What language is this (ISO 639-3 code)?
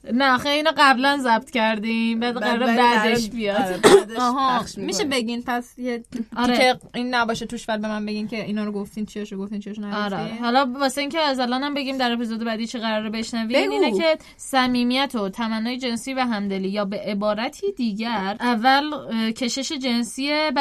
fas